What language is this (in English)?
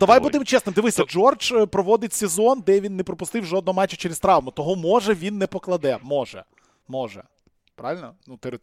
Ukrainian